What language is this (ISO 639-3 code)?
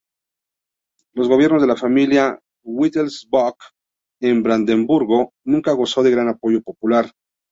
spa